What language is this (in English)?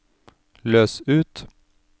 Norwegian